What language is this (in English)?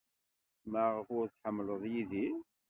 Kabyle